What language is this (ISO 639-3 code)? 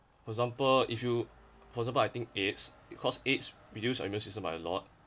eng